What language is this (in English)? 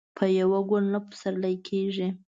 Pashto